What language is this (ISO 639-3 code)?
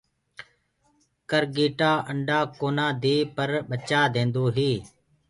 ggg